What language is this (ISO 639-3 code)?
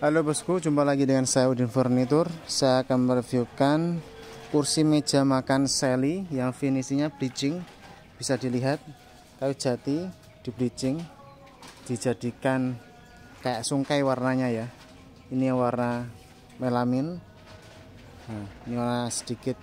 ind